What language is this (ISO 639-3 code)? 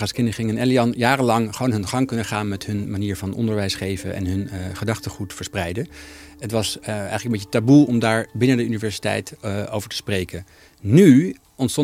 nld